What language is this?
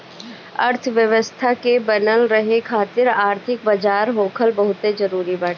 Bhojpuri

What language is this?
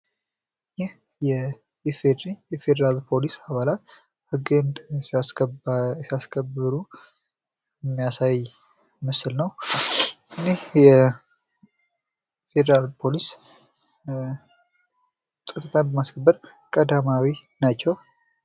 Amharic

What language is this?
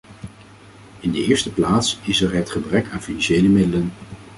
Dutch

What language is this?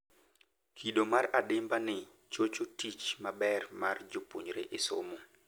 Luo (Kenya and Tanzania)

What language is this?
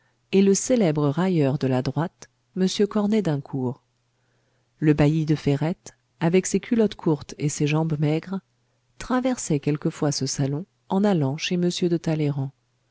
French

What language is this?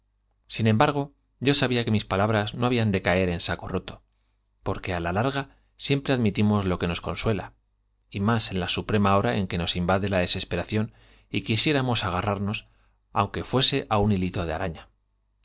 Spanish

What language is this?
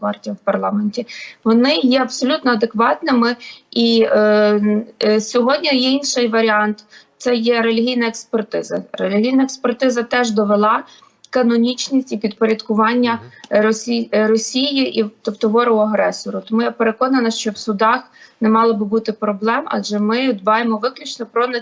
Ukrainian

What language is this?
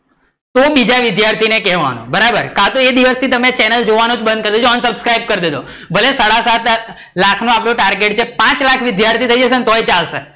Gujarati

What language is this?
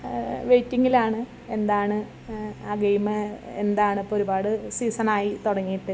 Malayalam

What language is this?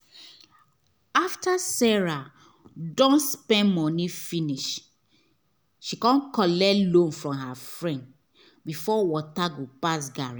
Nigerian Pidgin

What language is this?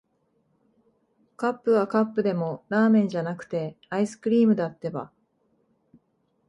Japanese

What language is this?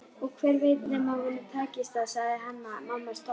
Icelandic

